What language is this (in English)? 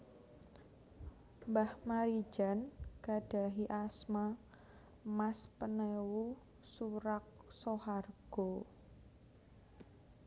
Javanese